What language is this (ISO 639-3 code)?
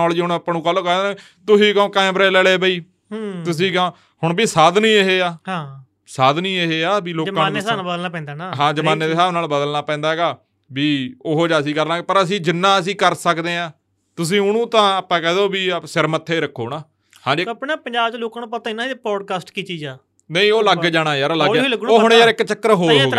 pan